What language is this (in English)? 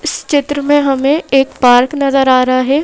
Hindi